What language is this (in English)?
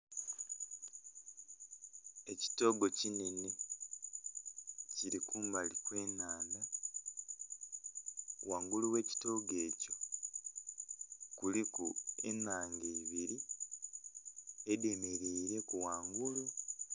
Soga